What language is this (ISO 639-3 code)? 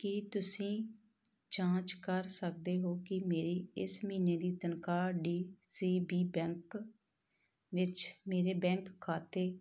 pan